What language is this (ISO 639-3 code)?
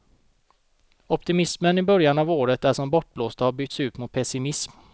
swe